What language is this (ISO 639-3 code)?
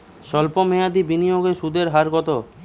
ben